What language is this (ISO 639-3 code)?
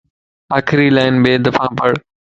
lss